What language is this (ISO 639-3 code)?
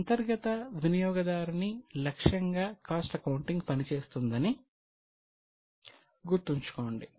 tel